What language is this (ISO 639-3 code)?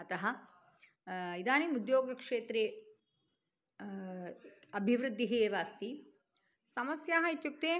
san